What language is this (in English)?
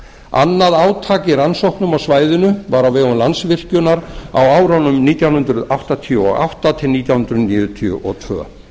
Icelandic